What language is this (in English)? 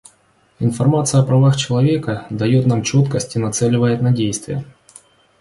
Russian